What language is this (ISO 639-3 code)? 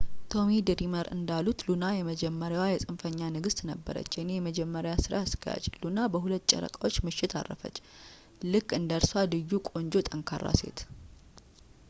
amh